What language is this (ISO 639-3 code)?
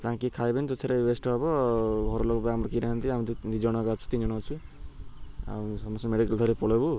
ori